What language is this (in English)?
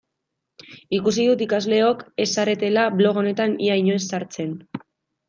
Basque